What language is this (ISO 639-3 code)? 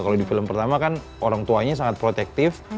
ind